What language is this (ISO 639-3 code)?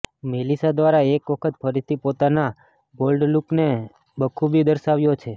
guj